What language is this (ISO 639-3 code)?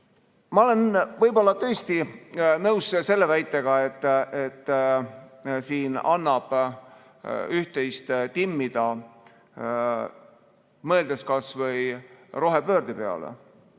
est